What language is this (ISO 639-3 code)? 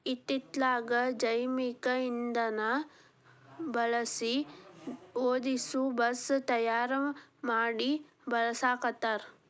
kan